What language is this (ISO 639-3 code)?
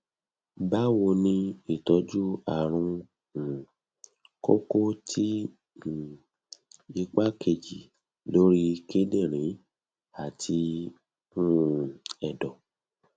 yor